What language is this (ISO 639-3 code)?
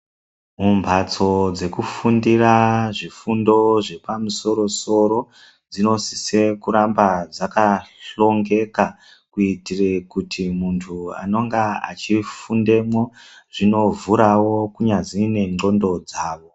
ndc